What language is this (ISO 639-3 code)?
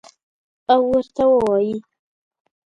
pus